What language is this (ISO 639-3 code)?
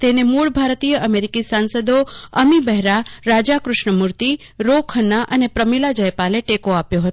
guj